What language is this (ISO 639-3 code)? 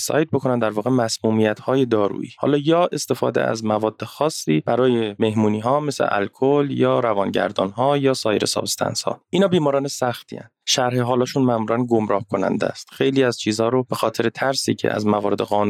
fas